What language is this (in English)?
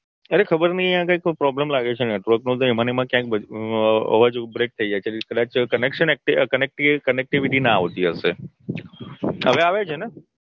Gujarati